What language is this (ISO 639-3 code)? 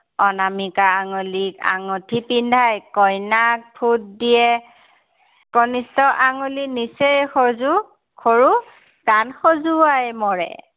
asm